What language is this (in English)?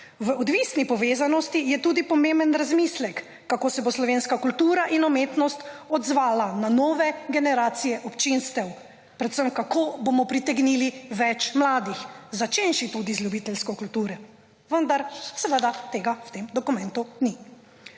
Slovenian